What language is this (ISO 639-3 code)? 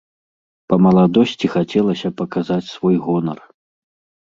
bel